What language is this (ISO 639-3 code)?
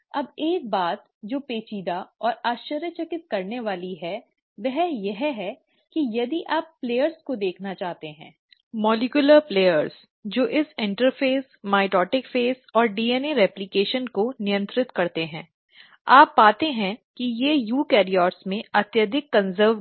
hin